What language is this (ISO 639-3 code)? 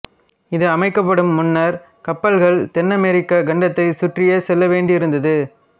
tam